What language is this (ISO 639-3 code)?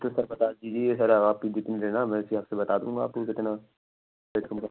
urd